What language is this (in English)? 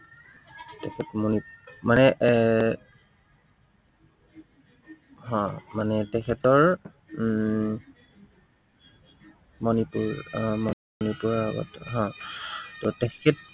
Assamese